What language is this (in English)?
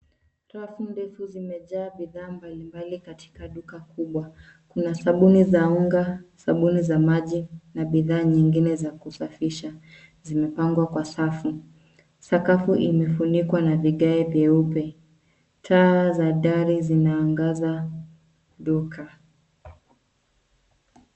Swahili